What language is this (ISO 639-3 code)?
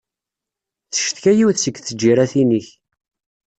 kab